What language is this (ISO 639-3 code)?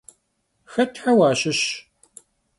kbd